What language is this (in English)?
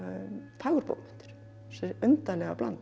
Icelandic